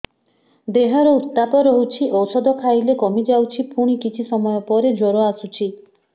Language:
Odia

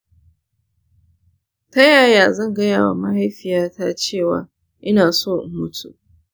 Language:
Hausa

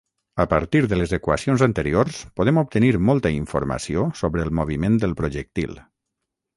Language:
Catalan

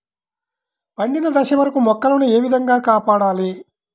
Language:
Telugu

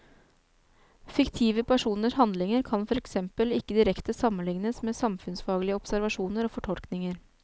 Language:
Norwegian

